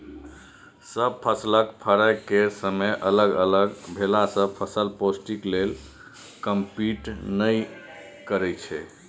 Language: Maithili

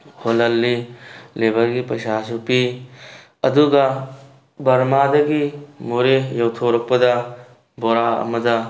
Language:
Manipuri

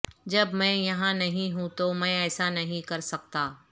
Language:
Urdu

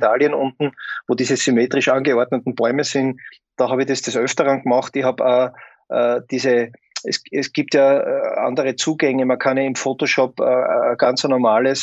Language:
German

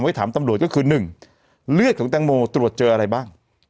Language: Thai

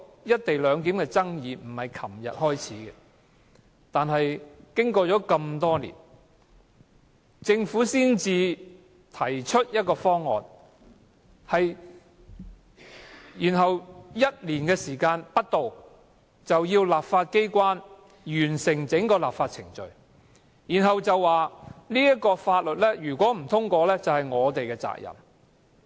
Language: Cantonese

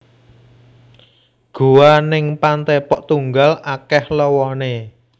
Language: Javanese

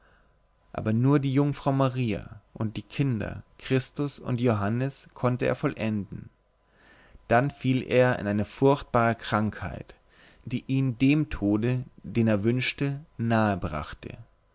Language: German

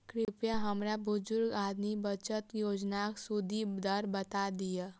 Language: Maithili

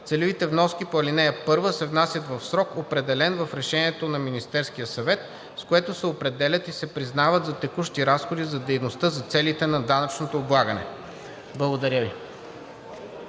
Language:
Bulgarian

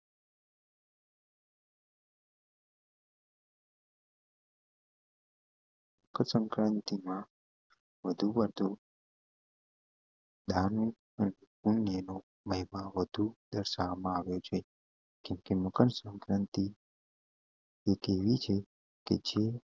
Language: Gujarati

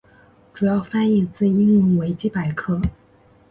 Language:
Chinese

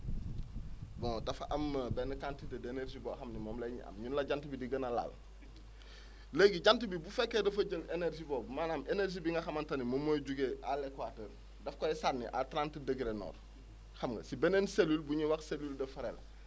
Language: Wolof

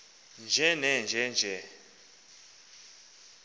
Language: Xhosa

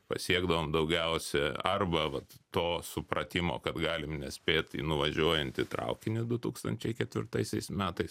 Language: Lithuanian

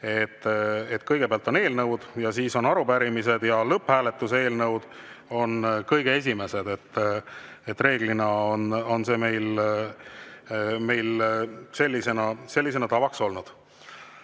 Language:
Estonian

